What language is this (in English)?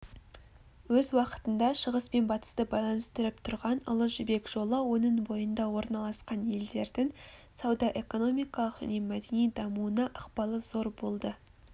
Kazakh